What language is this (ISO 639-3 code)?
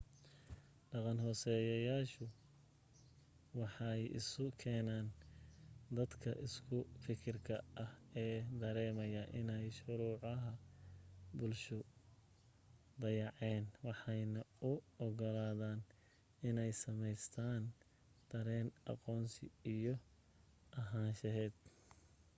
som